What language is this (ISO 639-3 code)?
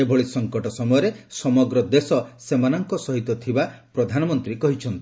ori